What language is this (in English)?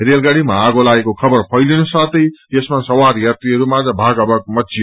Nepali